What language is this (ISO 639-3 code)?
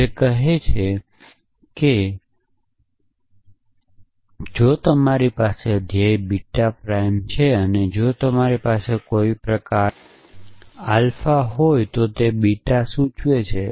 guj